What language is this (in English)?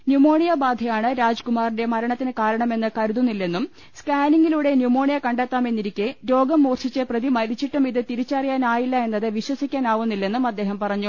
Malayalam